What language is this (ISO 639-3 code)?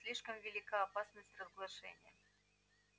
rus